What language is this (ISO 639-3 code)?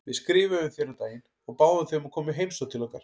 isl